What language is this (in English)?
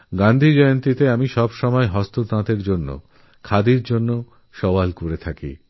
Bangla